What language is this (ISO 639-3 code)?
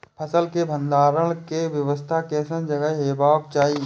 mai